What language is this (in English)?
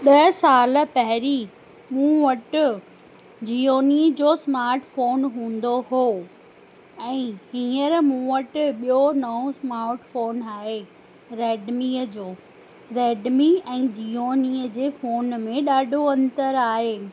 Sindhi